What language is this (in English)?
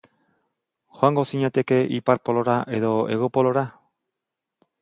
Basque